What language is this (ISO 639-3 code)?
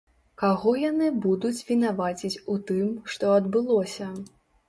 bel